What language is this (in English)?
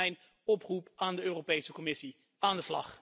Dutch